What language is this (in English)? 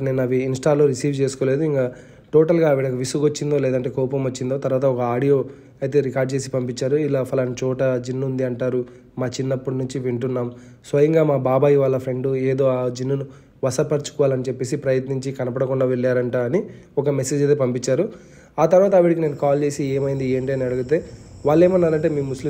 Telugu